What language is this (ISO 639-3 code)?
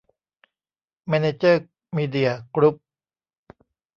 tha